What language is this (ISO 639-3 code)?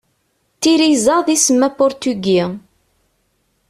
kab